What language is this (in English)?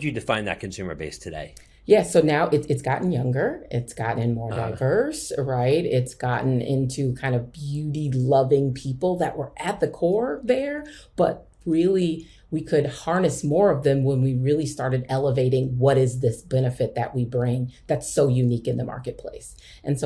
English